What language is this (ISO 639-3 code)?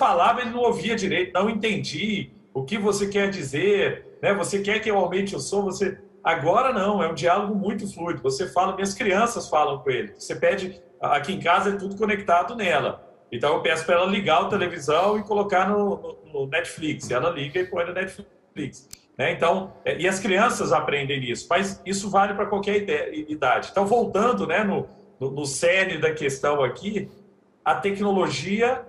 por